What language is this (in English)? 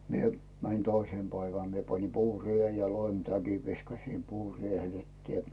Finnish